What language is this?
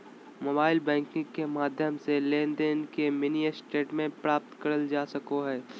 Magahi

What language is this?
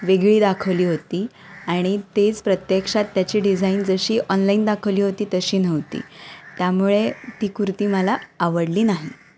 Marathi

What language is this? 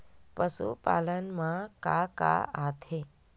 Chhattisgarhi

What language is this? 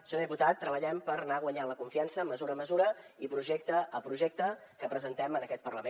Catalan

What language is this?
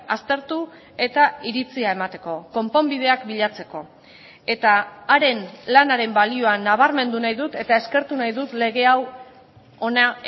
Basque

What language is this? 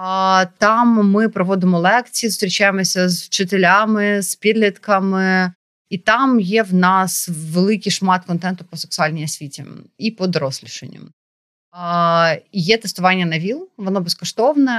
Ukrainian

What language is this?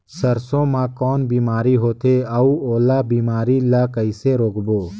Chhattisgarhi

